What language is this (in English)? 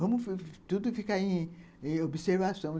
Portuguese